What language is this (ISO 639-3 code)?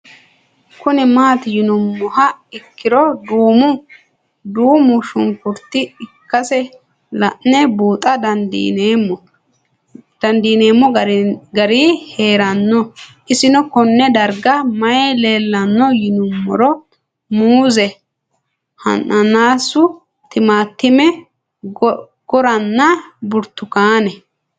sid